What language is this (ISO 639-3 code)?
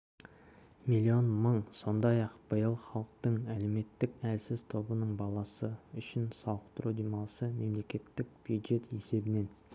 kaz